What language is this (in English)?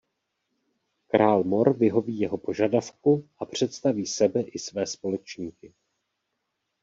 Czech